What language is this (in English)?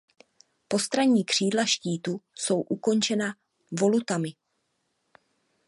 Czech